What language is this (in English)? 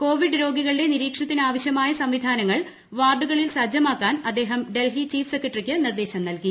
Malayalam